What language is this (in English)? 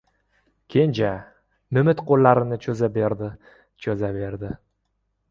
Uzbek